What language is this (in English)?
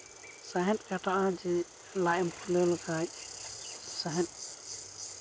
Santali